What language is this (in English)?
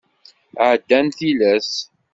Kabyle